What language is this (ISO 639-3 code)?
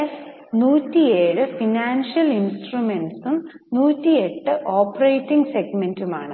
mal